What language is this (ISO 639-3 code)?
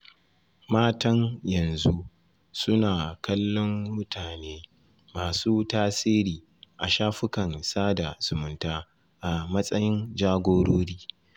hau